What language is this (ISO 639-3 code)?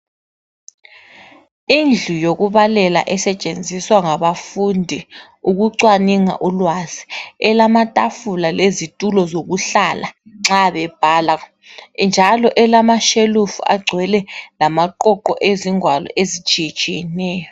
nde